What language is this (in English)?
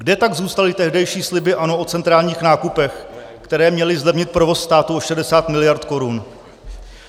Czech